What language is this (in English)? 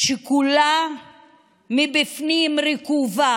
Hebrew